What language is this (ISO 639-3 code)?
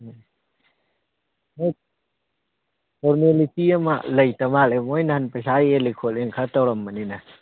mni